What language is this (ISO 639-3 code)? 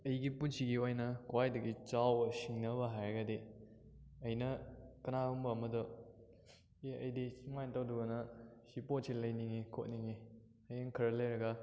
mni